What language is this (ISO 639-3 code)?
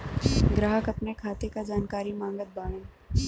bho